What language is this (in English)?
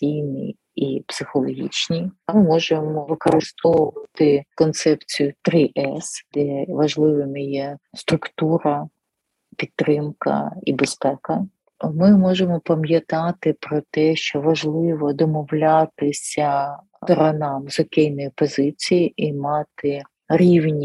Ukrainian